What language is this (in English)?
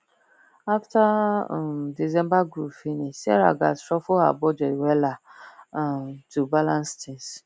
Nigerian Pidgin